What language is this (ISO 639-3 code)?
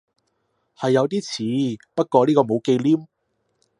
yue